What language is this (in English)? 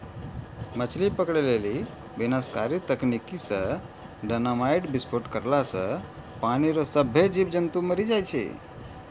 Maithili